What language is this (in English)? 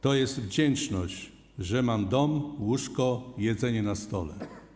Polish